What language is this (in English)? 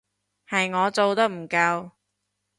Cantonese